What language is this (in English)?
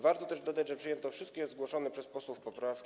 Polish